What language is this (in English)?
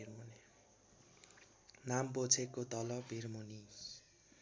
Nepali